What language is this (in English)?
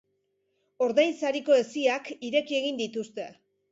Basque